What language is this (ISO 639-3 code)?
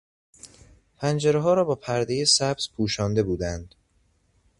fas